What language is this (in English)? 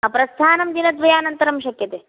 Sanskrit